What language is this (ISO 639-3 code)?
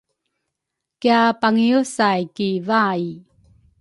dru